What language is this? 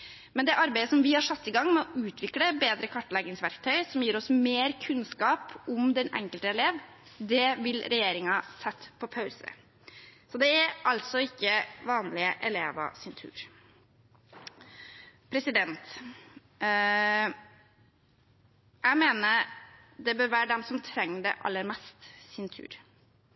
Norwegian Bokmål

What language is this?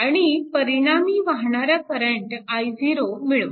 Marathi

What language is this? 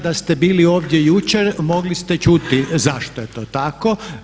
Croatian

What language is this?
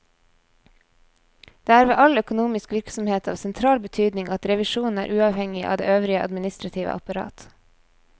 Norwegian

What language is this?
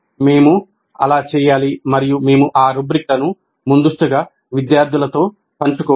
Telugu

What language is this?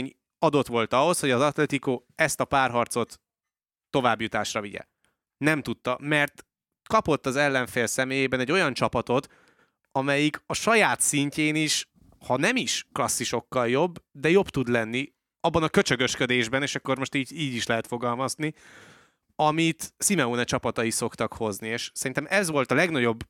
Hungarian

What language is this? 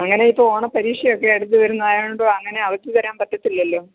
Malayalam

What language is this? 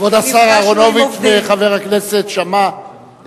Hebrew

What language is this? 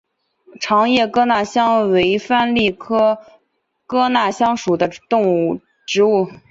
Chinese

